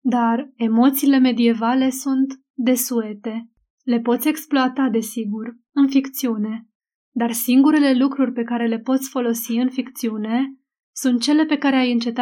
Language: Romanian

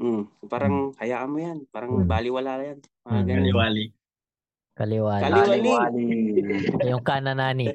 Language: Filipino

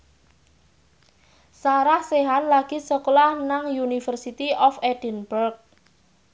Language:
Javanese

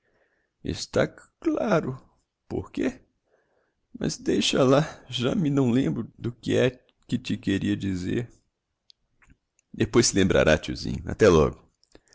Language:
Portuguese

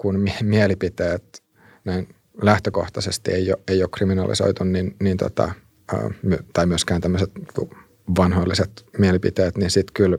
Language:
Finnish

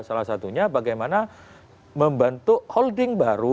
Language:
Indonesian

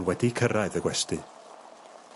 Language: Welsh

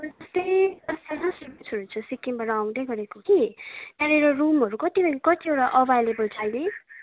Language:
Nepali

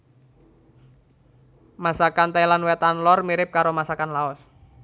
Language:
Javanese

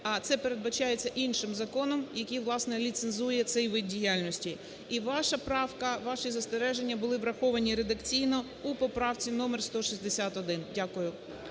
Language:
Ukrainian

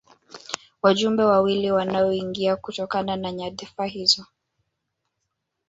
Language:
Swahili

